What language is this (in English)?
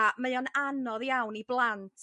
Welsh